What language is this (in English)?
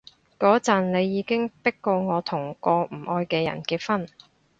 Cantonese